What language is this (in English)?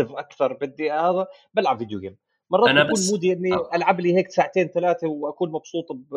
Arabic